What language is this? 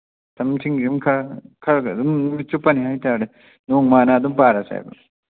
Manipuri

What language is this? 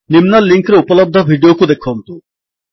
Odia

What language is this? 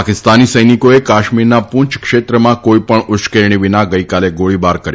Gujarati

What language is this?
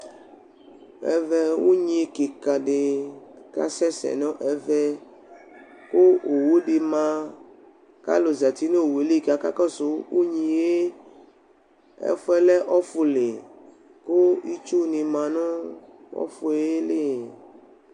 Ikposo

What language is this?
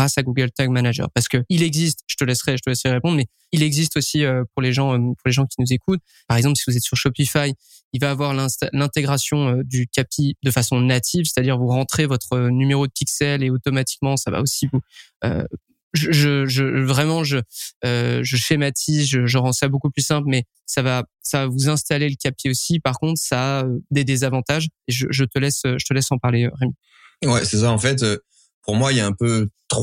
French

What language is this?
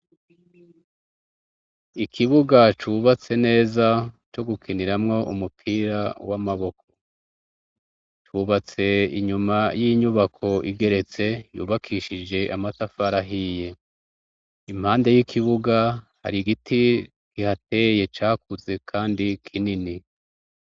Rundi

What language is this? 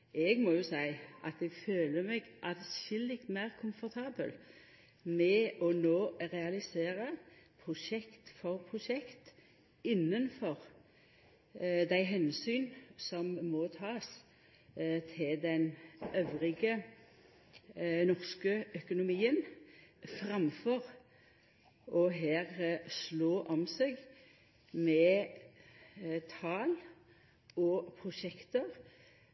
Norwegian Nynorsk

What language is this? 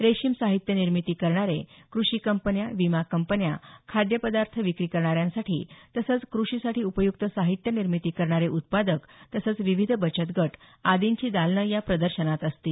Marathi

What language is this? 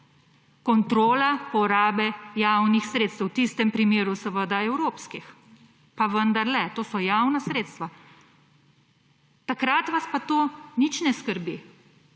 Slovenian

